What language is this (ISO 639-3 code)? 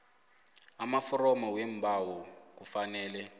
nbl